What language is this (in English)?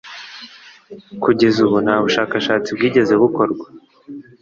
Kinyarwanda